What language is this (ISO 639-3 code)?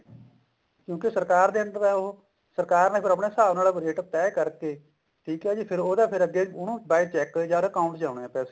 pan